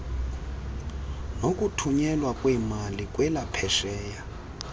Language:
Xhosa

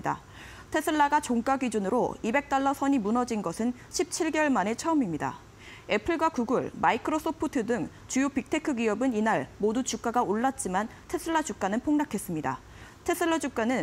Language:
Korean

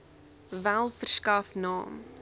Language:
Afrikaans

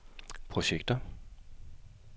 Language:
Danish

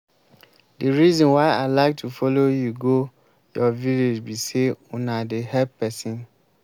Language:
Nigerian Pidgin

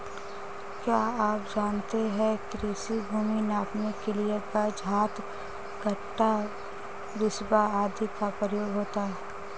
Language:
Hindi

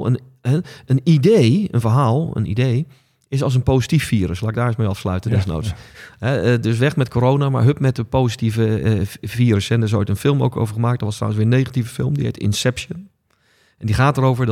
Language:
Dutch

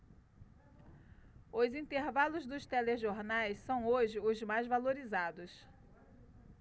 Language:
Portuguese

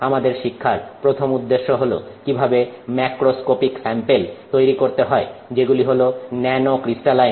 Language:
Bangla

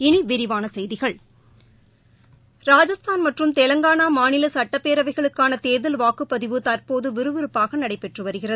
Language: Tamil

